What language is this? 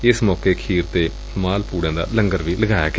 Punjabi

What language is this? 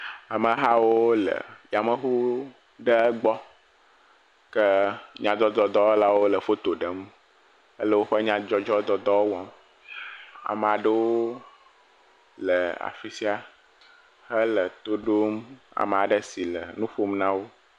Ewe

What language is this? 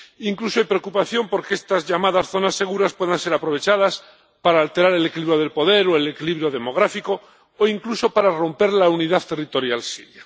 Spanish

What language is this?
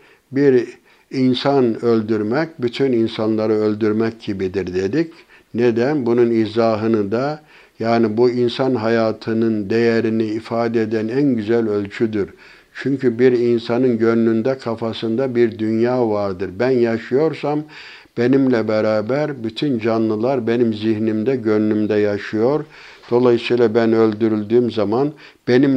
Turkish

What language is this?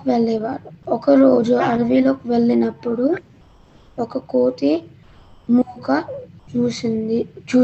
Telugu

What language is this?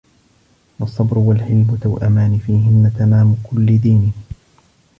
Arabic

